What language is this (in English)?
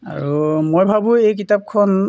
Assamese